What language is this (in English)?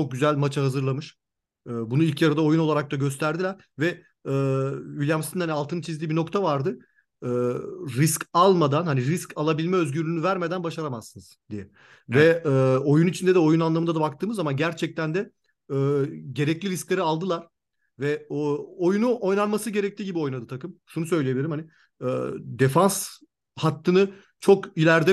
Turkish